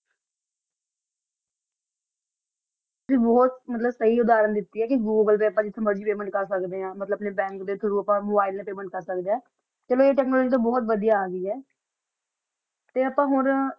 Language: Punjabi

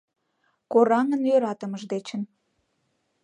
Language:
Mari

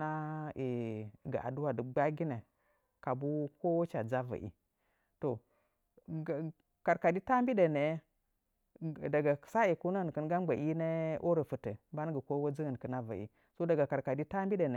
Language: Nzanyi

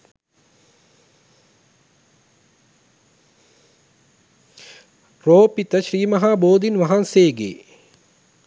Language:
Sinhala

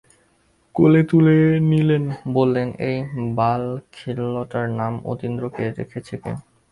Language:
Bangla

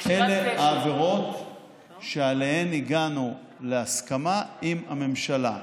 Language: Hebrew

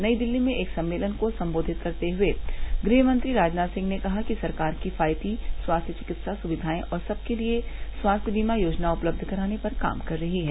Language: Hindi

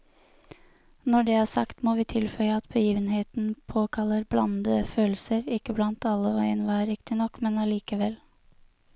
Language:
Norwegian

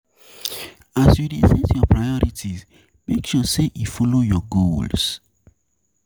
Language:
Nigerian Pidgin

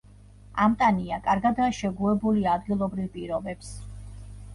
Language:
Georgian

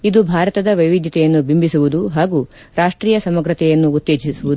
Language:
Kannada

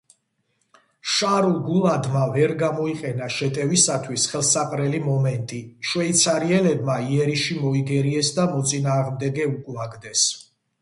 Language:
Georgian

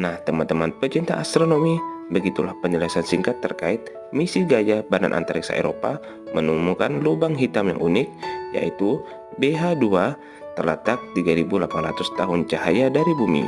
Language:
Indonesian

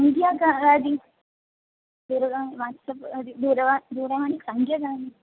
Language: Sanskrit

